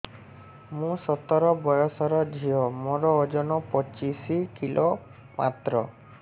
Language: Odia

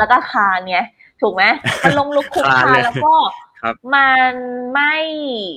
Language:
Thai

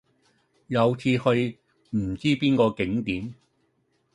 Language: Cantonese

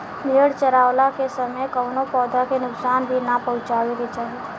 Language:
Bhojpuri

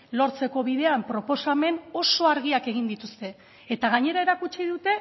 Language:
Basque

